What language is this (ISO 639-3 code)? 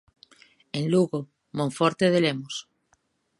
glg